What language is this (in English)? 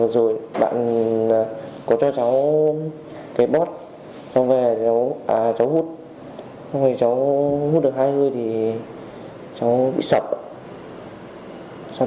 Vietnamese